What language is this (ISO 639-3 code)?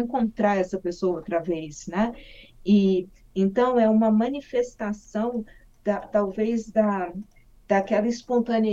por